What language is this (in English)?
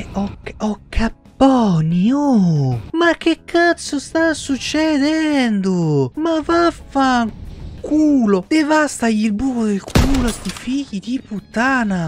Italian